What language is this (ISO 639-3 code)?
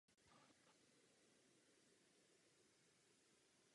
ces